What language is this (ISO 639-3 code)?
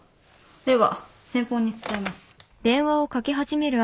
jpn